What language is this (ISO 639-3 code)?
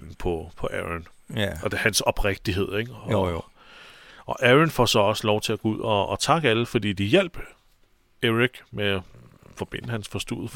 dan